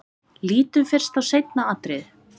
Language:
Icelandic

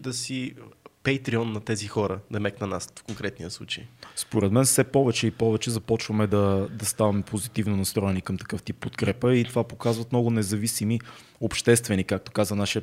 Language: Bulgarian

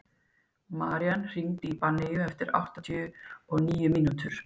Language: Icelandic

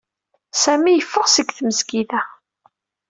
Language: Kabyle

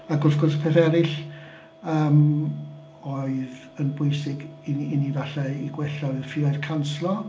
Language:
Welsh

